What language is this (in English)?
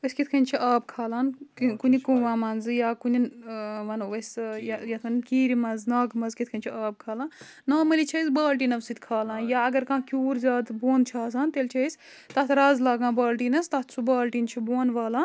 Kashmiri